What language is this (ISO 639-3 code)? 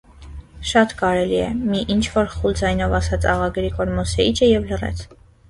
hye